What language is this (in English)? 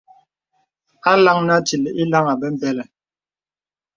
Bebele